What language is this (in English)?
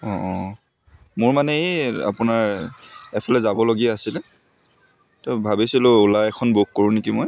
Assamese